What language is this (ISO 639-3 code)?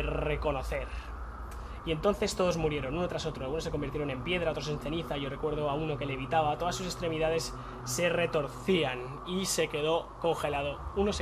spa